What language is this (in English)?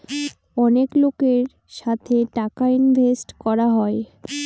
Bangla